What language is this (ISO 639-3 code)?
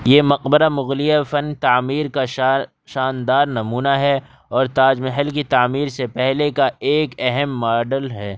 urd